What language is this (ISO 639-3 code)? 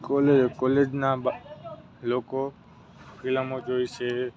guj